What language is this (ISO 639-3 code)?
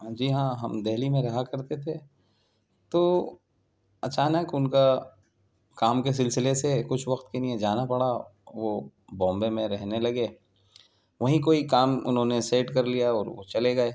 urd